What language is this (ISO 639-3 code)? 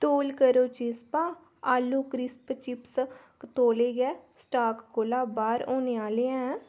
doi